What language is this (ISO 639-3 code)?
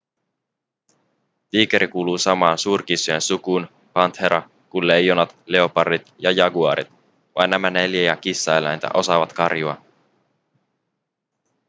fin